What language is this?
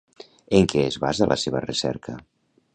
Catalan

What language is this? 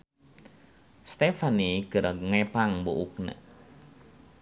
Sundanese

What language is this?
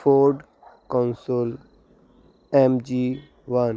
Punjabi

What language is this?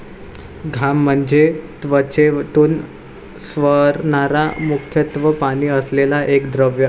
Marathi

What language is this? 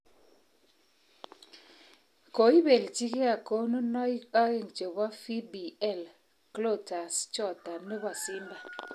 Kalenjin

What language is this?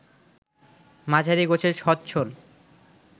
Bangla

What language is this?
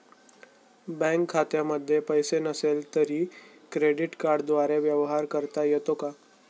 Marathi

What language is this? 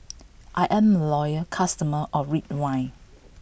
English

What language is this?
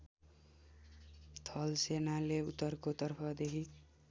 Nepali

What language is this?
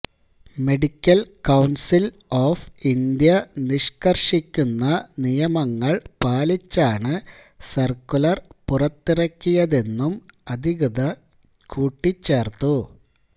Malayalam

